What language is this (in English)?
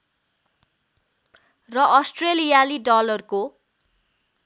Nepali